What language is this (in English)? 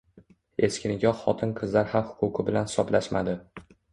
Uzbek